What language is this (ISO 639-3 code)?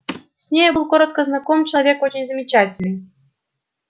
rus